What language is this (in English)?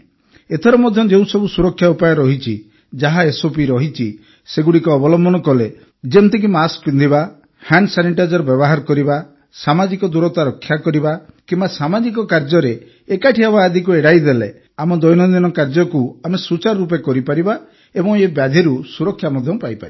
Odia